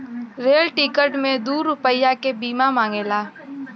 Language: Bhojpuri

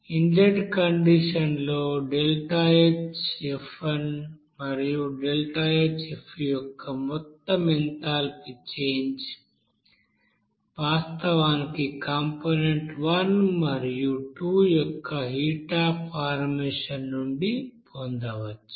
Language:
Telugu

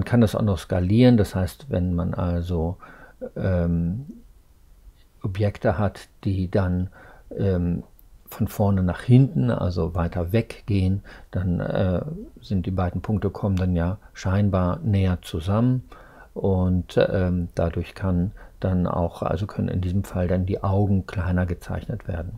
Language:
German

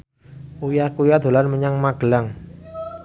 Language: Javanese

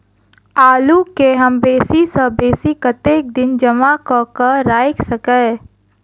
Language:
Maithili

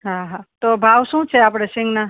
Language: Gujarati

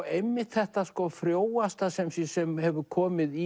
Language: Icelandic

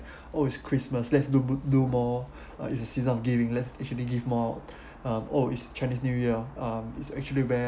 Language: English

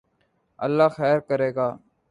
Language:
Urdu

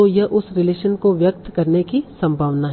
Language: Hindi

